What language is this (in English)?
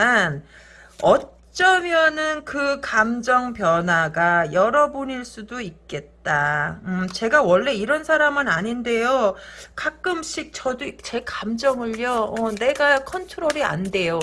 Korean